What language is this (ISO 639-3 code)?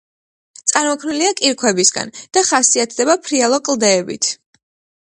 kat